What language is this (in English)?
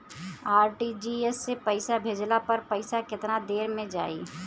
Bhojpuri